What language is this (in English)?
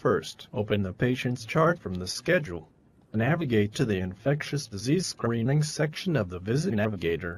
English